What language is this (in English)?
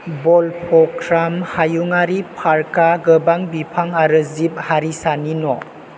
Bodo